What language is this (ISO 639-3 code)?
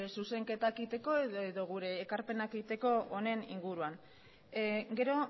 eus